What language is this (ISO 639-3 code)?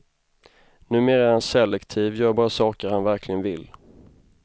swe